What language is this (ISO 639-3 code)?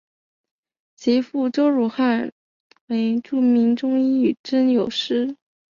zho